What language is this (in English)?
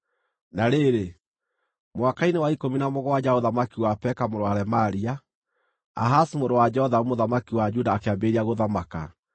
Kikuyu